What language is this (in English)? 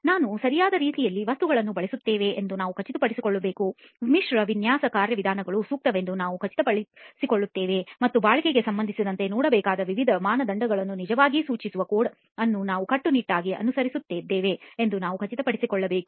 Kannada